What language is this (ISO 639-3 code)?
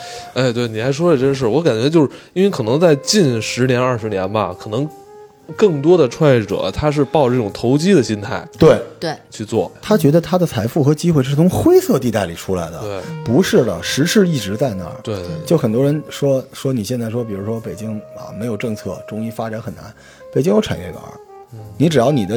zho